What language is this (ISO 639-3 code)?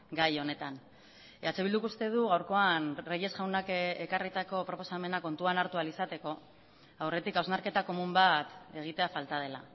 eus